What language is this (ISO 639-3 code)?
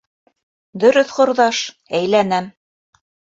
bak